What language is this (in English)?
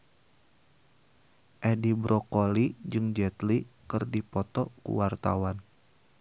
Sundanese